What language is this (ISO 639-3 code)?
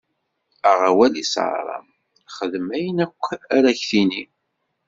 kab